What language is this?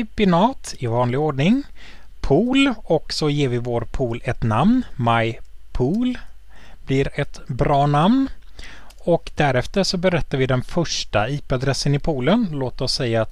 Swedish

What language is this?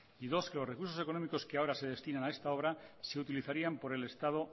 Spanish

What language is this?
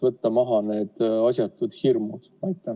Estonian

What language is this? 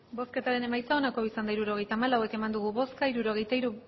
Basque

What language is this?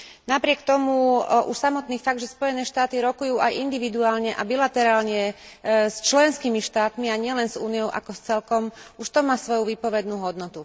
Slovak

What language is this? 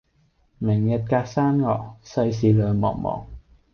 Cantonese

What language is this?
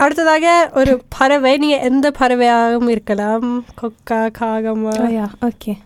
Tamil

